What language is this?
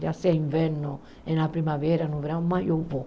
Portuguese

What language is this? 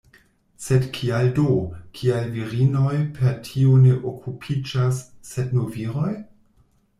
Esperanto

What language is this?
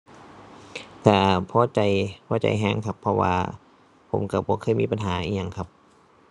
Thai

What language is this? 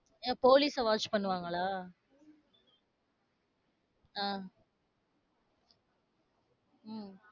Tamil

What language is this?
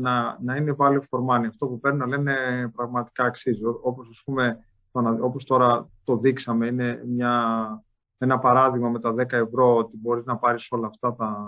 Greek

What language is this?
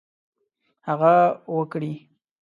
Pashto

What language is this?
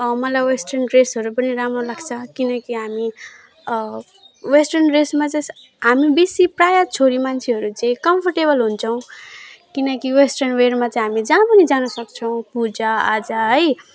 Nepali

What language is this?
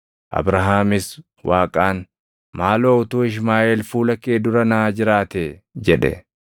Oromo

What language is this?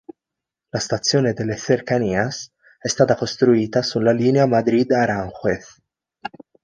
Italian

